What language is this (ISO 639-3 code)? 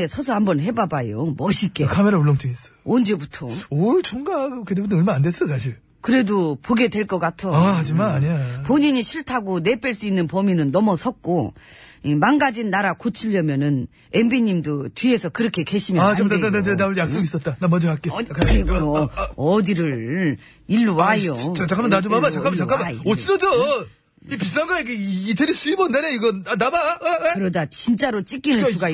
kor